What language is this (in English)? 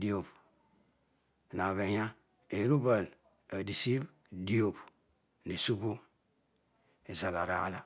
Odual